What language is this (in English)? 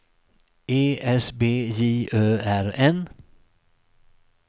Swedish